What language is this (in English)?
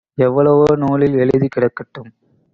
Tamil